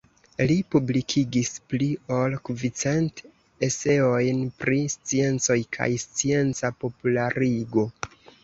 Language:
Esperanto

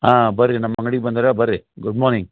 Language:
Kannada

